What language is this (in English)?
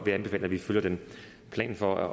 Danish